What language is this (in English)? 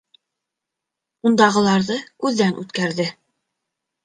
Bashkir